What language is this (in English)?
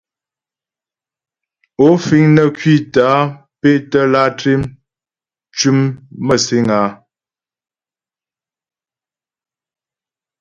Ghomala